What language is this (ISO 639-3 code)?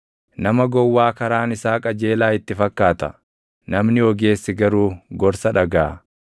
orm